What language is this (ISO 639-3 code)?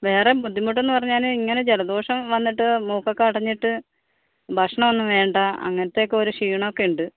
mal